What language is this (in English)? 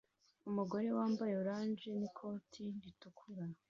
Kinyarwanda